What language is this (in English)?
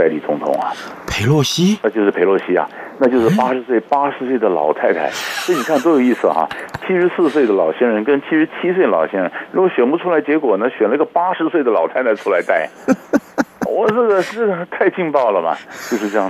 Chinese